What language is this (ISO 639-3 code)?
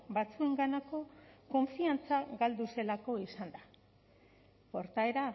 eus